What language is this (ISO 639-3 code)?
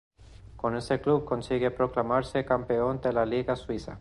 spa